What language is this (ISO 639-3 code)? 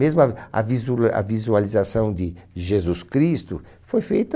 por